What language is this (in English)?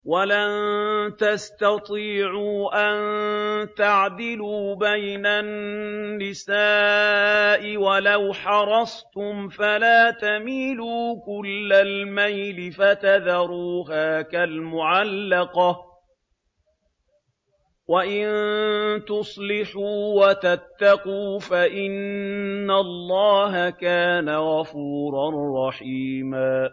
Arabic